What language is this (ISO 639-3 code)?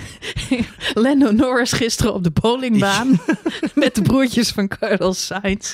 nld